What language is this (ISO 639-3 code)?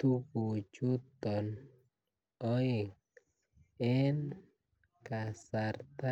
kln